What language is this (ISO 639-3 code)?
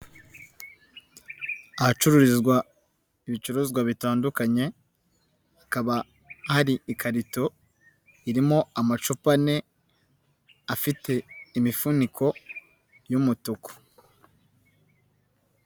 kin